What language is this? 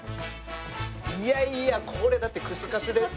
Japanese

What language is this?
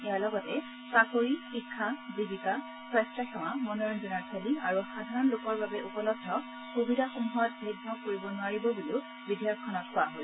Assamese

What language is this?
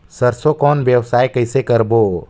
Chhattisgarhi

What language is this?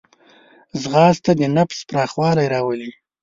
Pashto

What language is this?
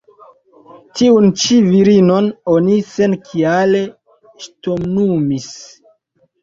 Esperanto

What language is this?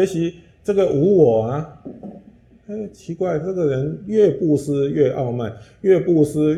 Chinese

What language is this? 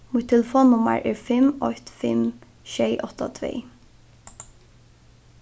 Faroese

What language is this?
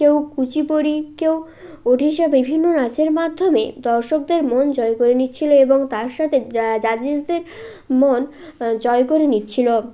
Bangla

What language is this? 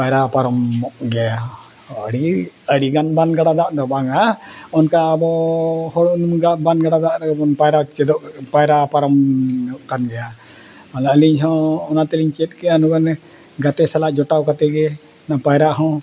Santali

